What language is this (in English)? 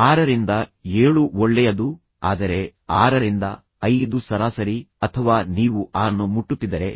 Kannada